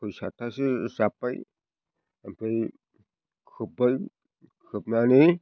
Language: Bodo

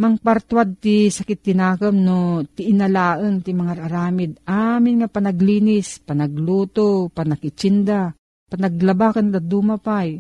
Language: Filipino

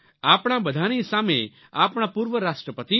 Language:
Gujarati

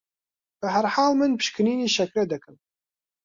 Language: Central Kurdish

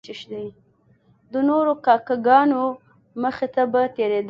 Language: Pashto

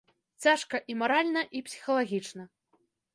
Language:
Belarusian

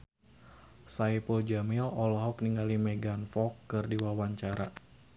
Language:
Sundanese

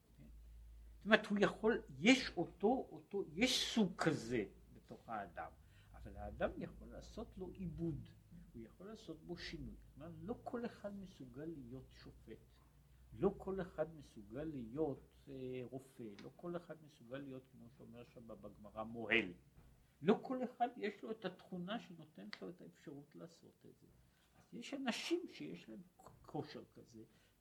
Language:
Hebrew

